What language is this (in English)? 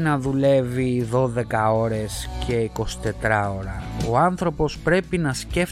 Greek